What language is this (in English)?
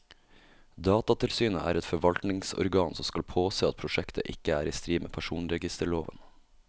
Norwegian